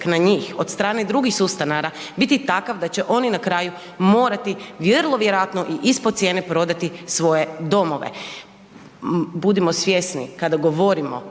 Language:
Croatian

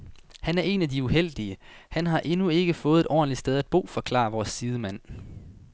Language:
Danish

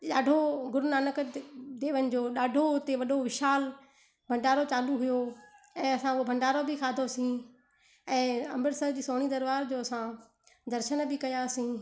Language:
Sindhi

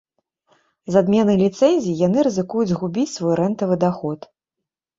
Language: Belarusian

